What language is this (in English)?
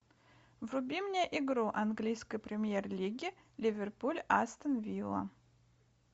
Russian